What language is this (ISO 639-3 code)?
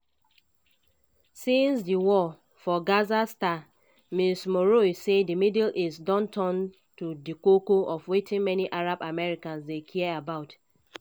pcm